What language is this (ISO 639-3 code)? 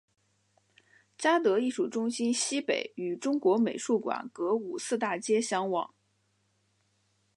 zho